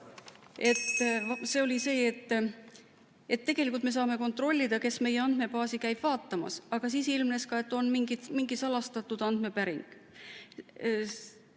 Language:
Estonian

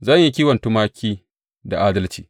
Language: Hausa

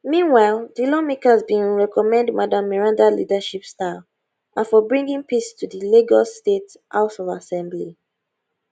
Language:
Nigerian Pidgin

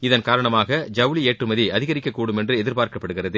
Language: Tamil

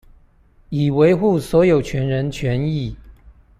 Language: Chinese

